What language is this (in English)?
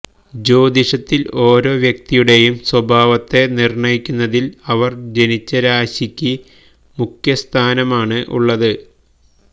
Malayalam